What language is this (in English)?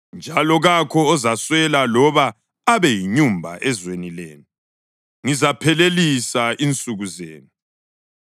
North Ndebele